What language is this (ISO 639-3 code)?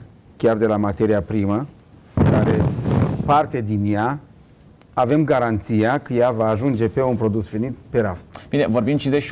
ron